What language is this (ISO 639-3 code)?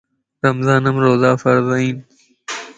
lss